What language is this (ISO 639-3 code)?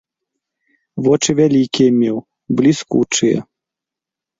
bel